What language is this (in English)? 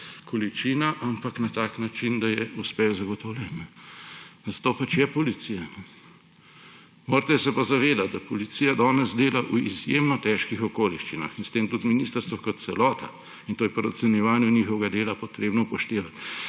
Slovenian